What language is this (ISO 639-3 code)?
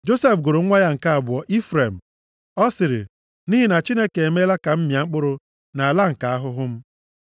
ibo